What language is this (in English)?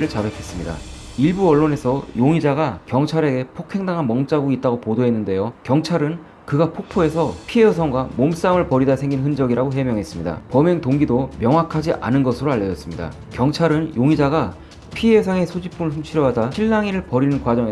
Korean